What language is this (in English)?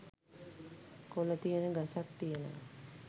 Sinhala